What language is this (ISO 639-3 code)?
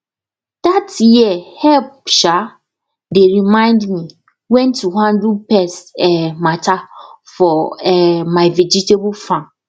pcm